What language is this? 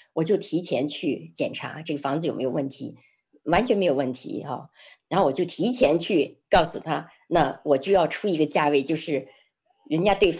Chinese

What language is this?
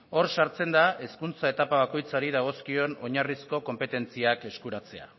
Basque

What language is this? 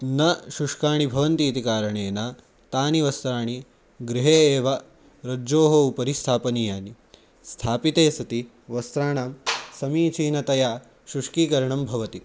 Sanskrit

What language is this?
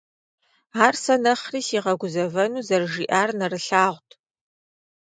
Kabardian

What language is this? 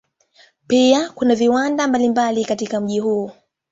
Swahili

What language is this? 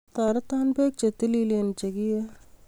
Kalenjin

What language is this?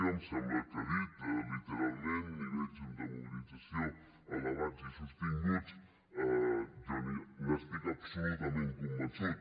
Catalan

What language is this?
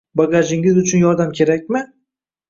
Uzbek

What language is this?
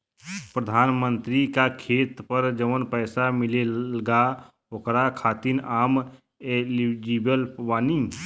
Bhojpuri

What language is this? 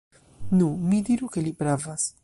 Esperanto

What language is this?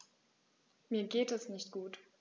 German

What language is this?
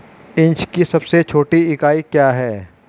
Hindi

